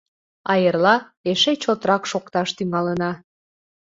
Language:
Mari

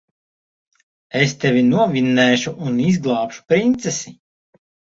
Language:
Latvian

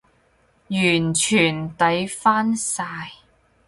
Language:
Cantonese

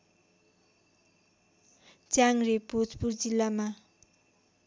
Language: Nepali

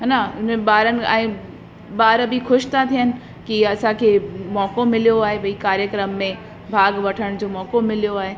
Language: Sindhi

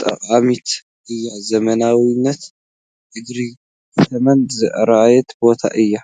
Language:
Tigrinya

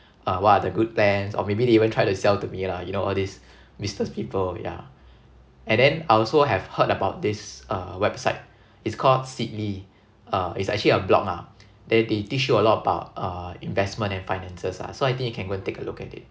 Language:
English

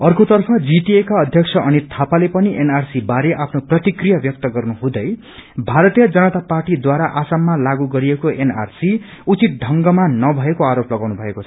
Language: Nepali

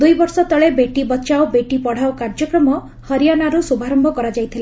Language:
Odia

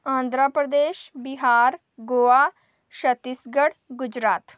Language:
Dogri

